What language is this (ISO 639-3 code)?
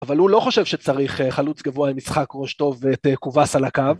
heb